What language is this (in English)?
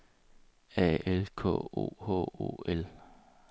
Danish